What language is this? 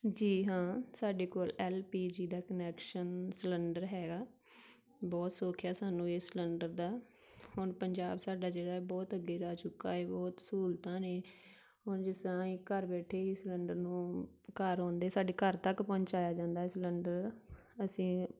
Punjabi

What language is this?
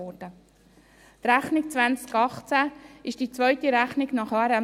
Swiss German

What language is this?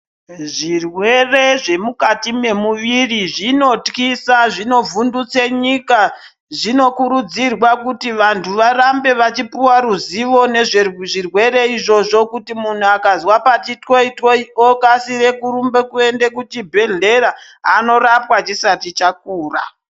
Ndau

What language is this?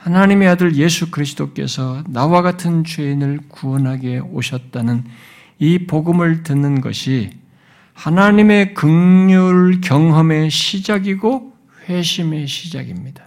Korean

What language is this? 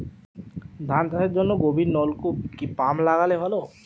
Bangla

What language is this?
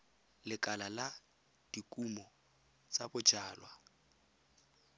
Tswana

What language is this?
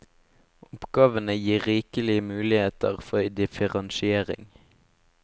Norwegian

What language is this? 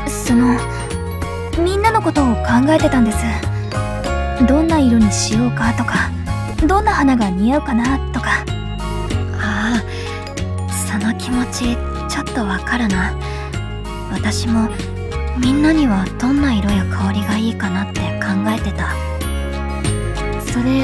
Japanese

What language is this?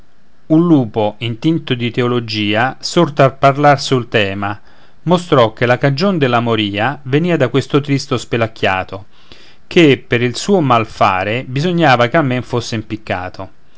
Italian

